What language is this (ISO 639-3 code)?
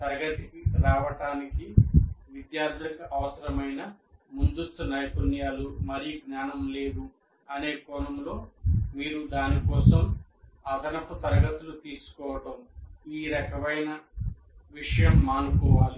tel